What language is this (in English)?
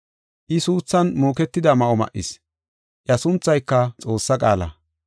Gofa